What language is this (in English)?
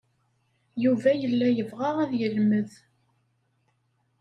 Kabyle